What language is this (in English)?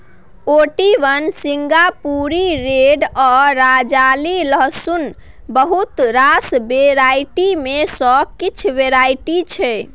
Maithili